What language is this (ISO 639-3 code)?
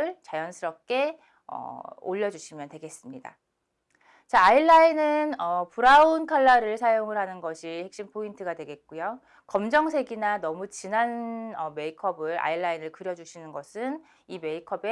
kor